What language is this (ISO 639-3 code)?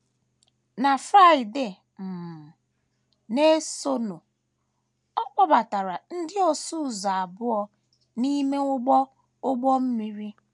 ibo